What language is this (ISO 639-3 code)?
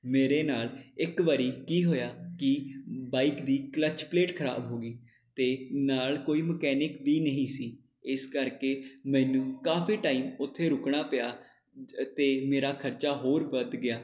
pan